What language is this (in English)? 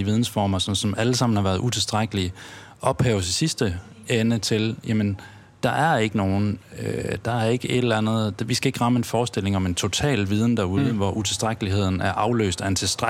Danish